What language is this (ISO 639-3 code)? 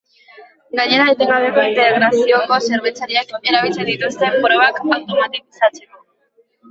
eus